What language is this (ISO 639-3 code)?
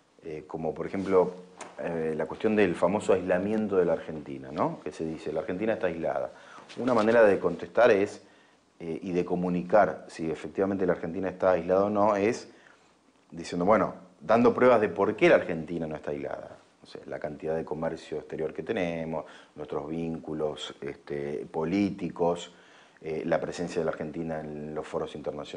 spa